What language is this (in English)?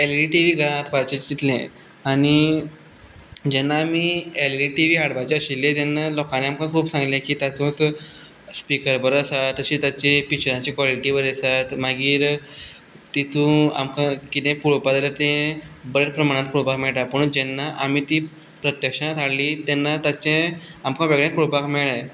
Konkani